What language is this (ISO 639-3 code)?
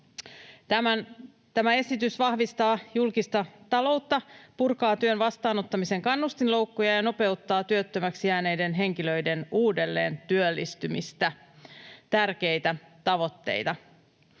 fin